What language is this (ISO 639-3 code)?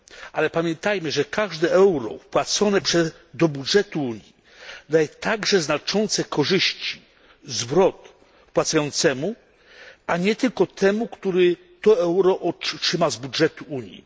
pol